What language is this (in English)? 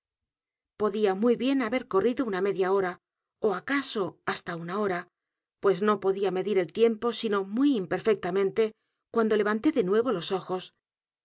Spanish